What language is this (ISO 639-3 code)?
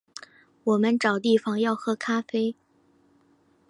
zho